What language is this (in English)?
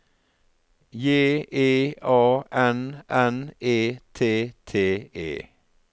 Norwegian